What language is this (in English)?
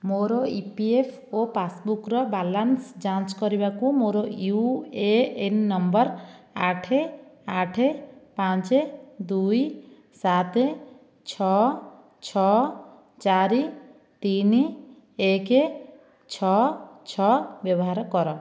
Odia